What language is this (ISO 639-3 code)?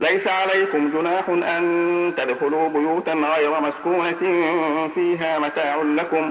ara